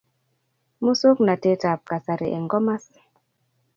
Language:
Kalenjin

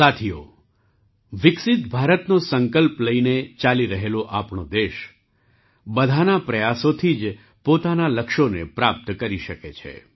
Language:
Gujarati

